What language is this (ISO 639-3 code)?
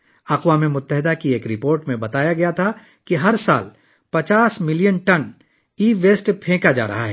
urd